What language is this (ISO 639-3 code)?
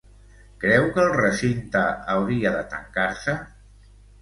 cat